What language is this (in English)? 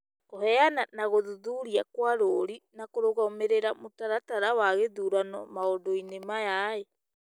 Kikuyu